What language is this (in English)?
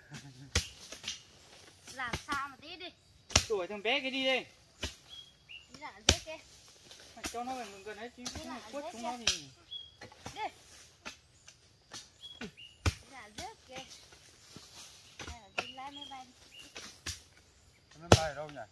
Vietnamese